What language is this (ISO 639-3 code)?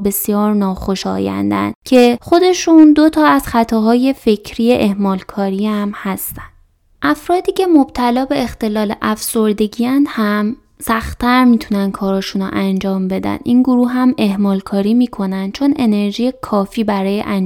fas